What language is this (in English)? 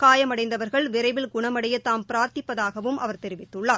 Tamil